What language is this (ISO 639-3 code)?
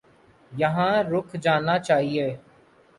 urd